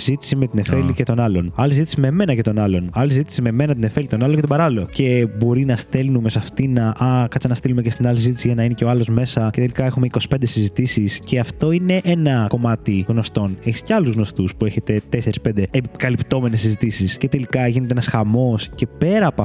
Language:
Greek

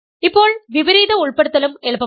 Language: Malayalam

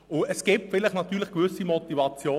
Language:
Swiss German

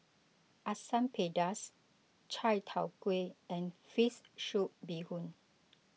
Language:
English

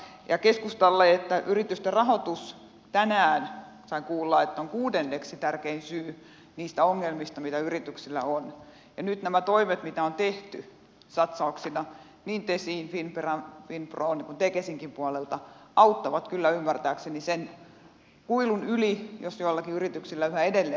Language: Finnish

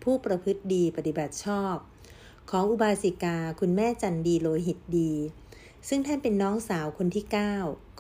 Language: Thai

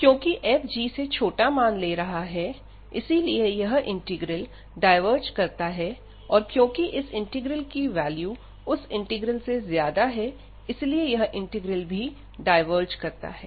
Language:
Hindi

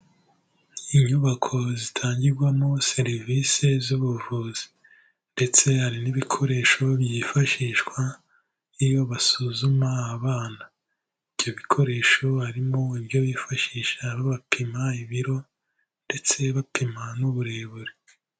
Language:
Kinyarwanda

